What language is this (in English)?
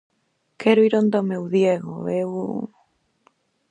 Galician